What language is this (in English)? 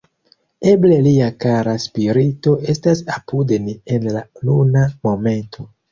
Esperanto